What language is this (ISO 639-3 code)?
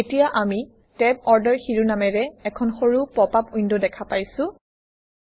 asm